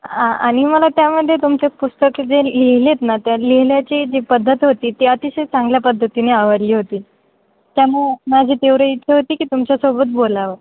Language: Marathi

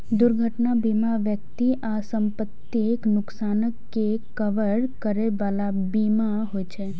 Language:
Maithili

